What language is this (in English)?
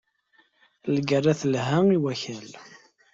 Kabyle